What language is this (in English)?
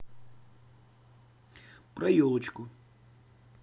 Russian